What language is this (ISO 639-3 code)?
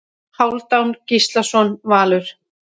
isl